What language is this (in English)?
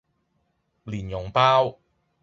Cantonese